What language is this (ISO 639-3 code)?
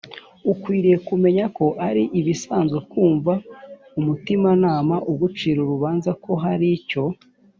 kin